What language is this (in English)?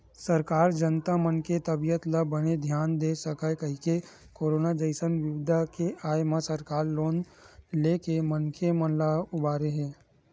Chhattisgarhi